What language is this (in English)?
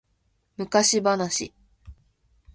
Japanese